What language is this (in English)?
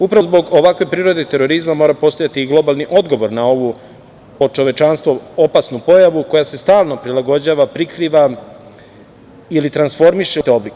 Serbian